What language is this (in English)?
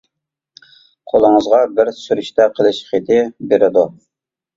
Uyghur